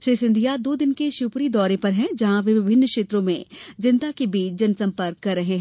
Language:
Hindi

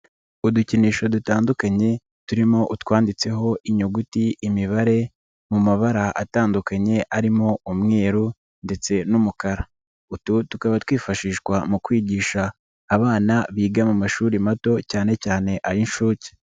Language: Kinyarwanda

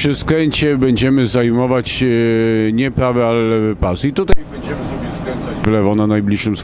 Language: Polish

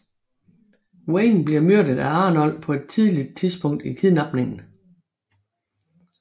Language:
Danish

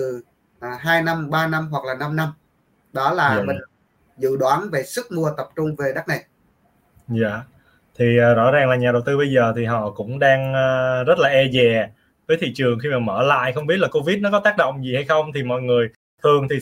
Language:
Vietnamese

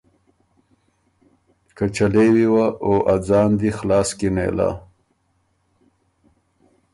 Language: Ormuri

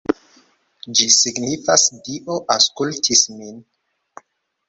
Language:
Esperanto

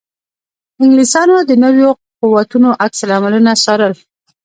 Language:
Pashto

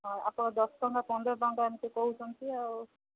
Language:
Odia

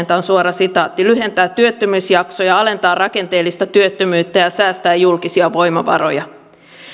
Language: Finnish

